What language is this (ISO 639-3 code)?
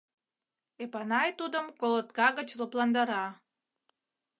chm